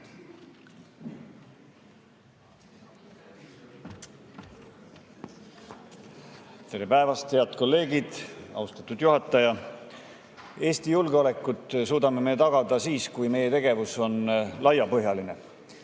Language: Estonian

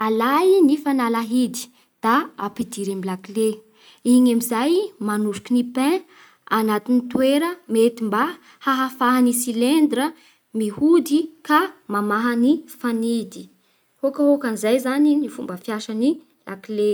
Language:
Bara Malagasy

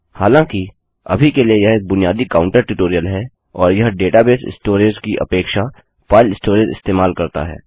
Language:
Hindi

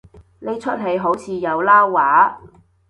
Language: Cantonese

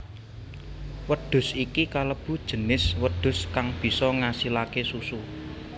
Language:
Javanese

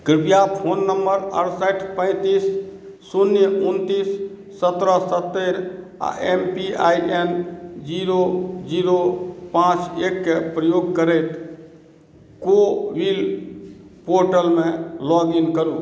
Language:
Maithili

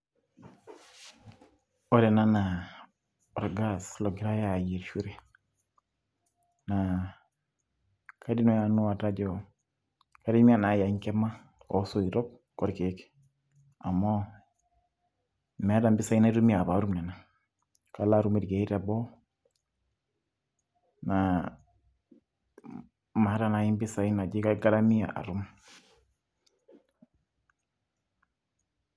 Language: Masai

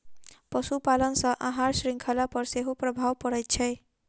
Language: Maithili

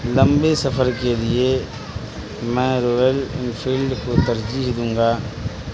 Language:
Urdu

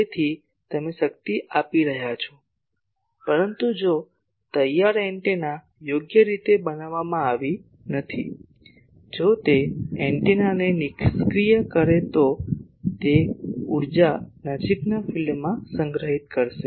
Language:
Gujarati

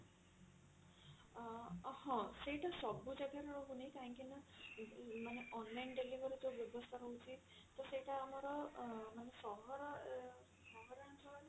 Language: Odia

